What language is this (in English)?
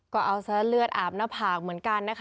Thai